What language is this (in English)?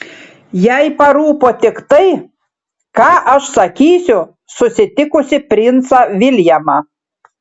Lithuanian